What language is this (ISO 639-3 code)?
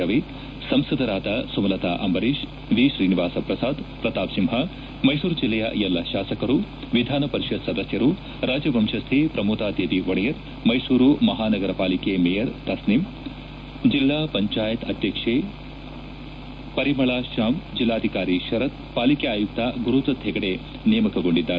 kan